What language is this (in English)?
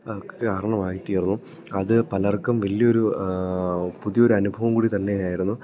Malayalam